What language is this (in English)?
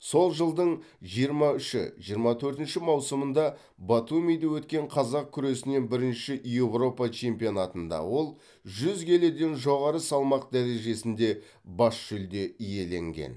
Kazakh